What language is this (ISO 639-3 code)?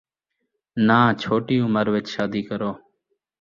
skr